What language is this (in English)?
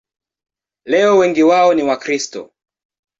Swahili